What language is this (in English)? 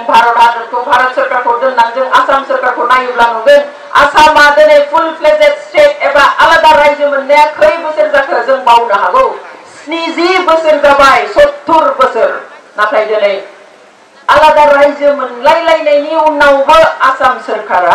Romanian